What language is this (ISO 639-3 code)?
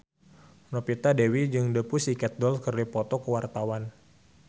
sun